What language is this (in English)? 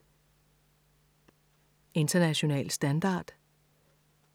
Danish